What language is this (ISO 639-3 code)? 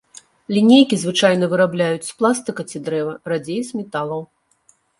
bel